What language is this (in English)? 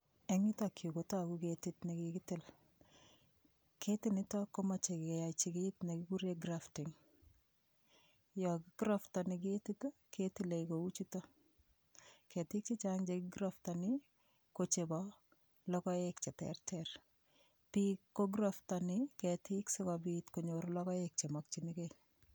Kalenjin